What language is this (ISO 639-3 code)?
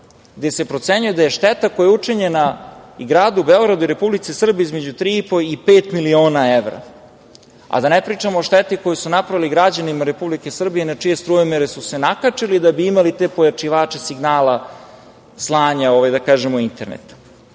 srp